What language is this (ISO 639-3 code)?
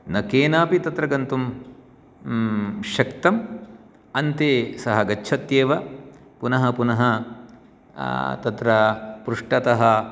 san